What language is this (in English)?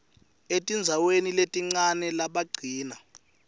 Swati